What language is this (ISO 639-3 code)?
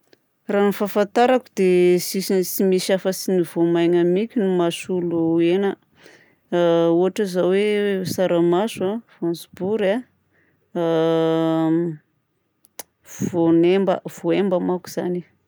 bzc